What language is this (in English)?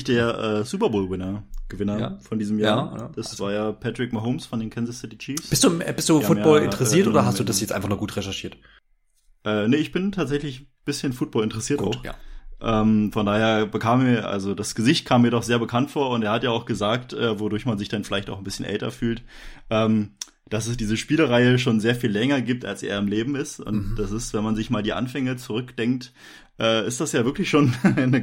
German